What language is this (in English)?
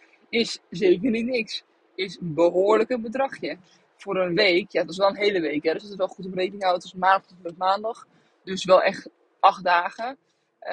Dutch